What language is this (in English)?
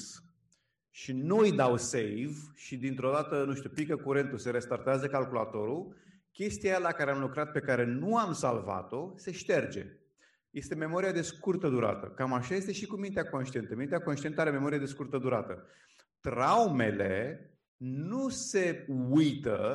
Romanian